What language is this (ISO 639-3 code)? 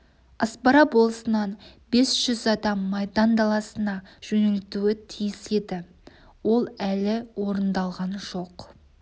kaz